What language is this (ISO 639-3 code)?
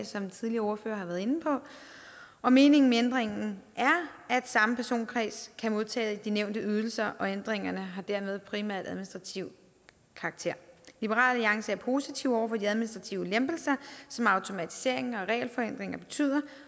dan